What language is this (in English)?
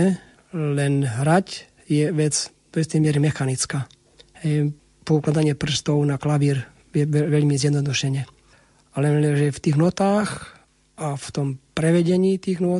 Slovak